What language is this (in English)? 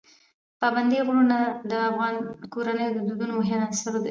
Pashto